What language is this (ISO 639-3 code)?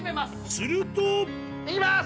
jpn